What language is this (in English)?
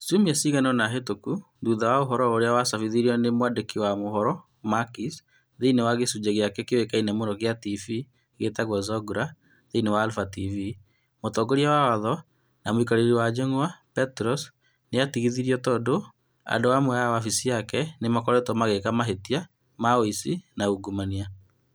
Kikuyu